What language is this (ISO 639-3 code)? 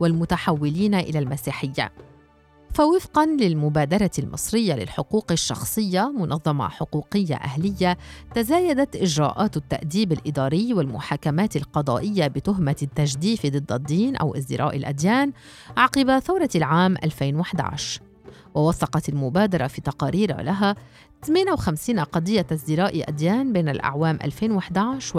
ara